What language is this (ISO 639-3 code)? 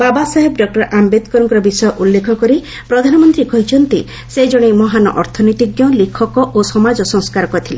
ori